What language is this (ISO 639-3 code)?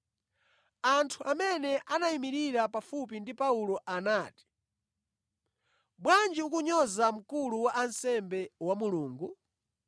nya